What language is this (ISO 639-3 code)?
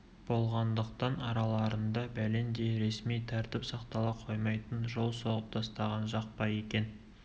kaz